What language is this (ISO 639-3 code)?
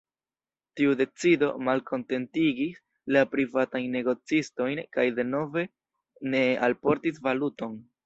epo